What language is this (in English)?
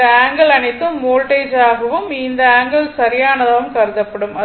Tamil